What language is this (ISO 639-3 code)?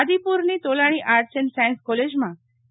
guj